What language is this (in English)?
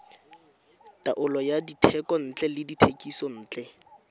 Tswana